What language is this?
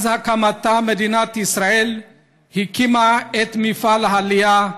Hebrew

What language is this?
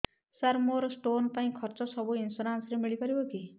Odia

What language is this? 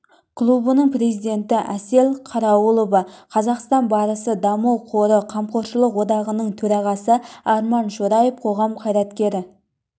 Kazakh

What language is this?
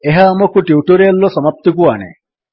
Odia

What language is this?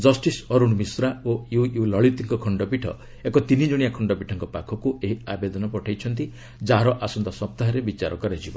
Odia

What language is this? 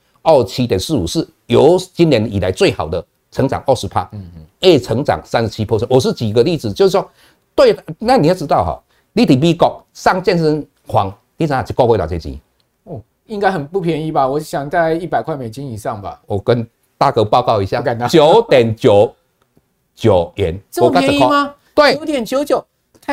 Chinese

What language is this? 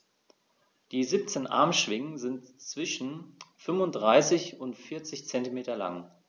German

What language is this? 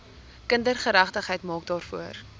Afrikaans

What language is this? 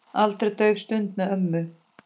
Icelandic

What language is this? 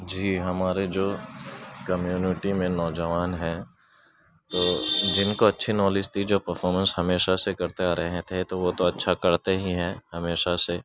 Urdu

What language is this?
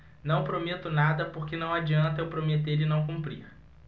Portuguese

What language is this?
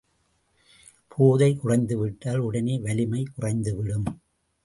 Tamil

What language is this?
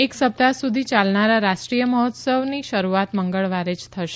Gujarati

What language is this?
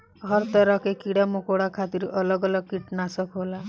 Bhojpuri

